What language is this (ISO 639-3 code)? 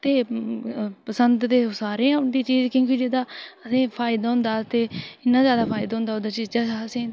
doi